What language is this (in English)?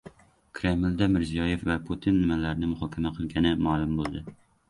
Uzbek